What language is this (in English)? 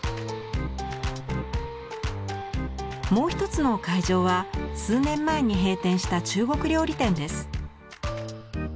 Japanese